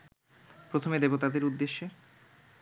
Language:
Bangla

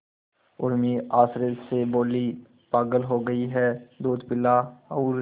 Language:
Hindi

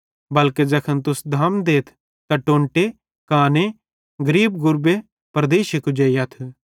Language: Bhadrawahi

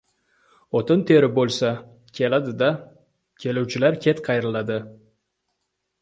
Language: Uzbek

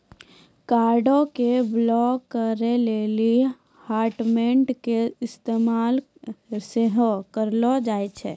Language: Maithili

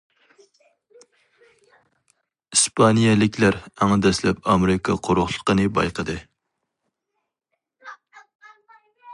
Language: Uyghur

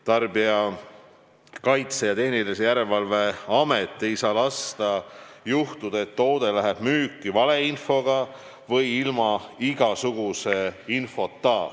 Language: Estonian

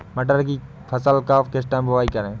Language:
Hindi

